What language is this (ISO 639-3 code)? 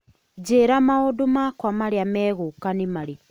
kik